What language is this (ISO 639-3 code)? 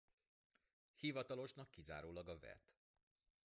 hun